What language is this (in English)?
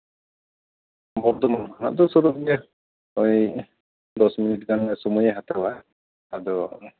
Santali